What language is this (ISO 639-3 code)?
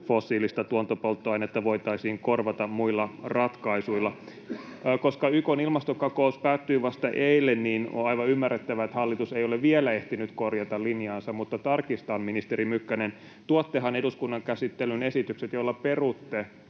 fin